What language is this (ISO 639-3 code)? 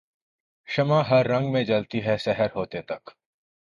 urd